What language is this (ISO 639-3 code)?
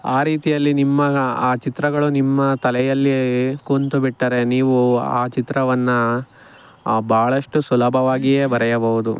kan